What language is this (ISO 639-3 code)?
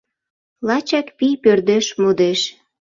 chm